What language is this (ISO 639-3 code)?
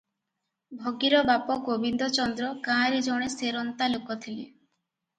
ori